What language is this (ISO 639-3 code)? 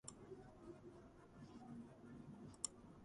kat